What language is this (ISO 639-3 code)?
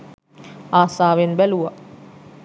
sin